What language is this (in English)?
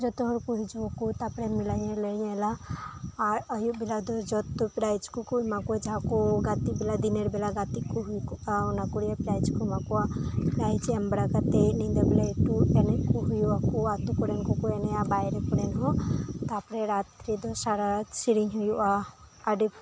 Santali